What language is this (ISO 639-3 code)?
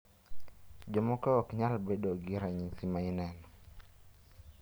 luo